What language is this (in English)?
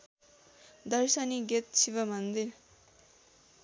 Nepali